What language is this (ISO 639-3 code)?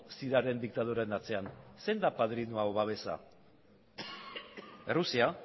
eus